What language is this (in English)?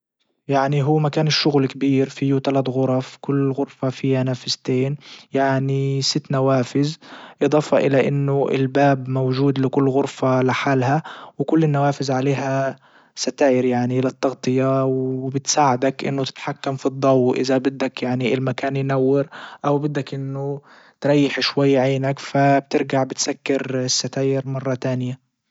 Libyan Arabic